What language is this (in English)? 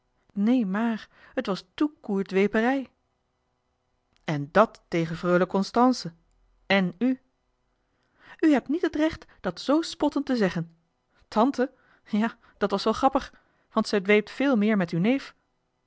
Dutch